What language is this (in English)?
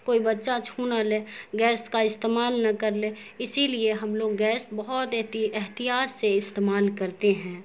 Urdu